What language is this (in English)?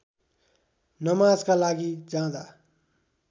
Nepali